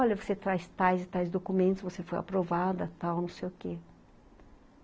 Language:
Portuguese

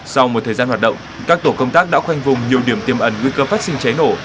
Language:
Vietnamese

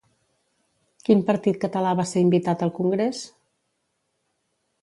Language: Catalan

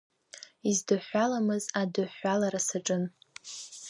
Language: Abkhazian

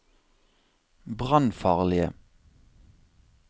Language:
Norwegian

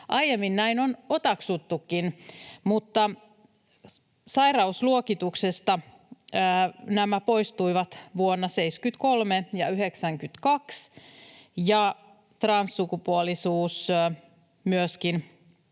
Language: Finnish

